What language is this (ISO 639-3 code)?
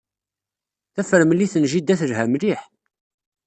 kab